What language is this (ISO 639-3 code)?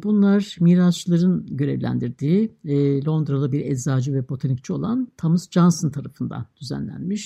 tur